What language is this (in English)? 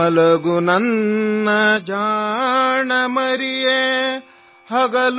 Assamese